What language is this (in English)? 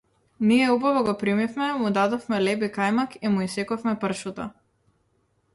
Macedonian